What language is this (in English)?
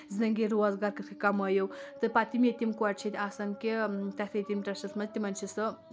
Kashmiri